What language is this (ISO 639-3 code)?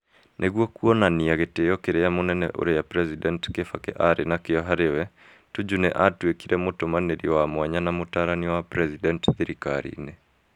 kik